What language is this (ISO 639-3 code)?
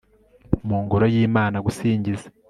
kin